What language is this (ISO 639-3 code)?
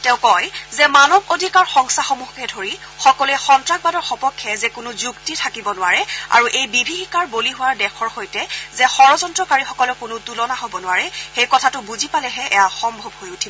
asm